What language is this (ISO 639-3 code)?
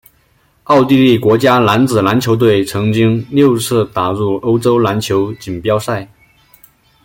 zho